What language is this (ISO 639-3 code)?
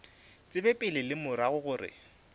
nso